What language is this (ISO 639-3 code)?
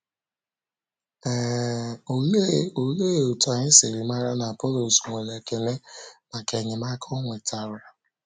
ibo